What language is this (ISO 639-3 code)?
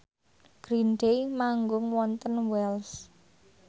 jav